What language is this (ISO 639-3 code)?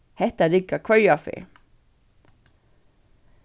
fao